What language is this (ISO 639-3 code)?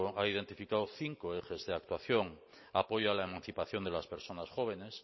spa